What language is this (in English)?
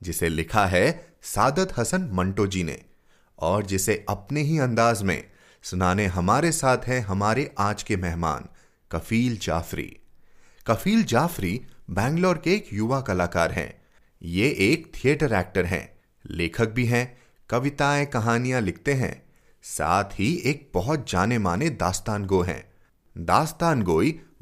Hindi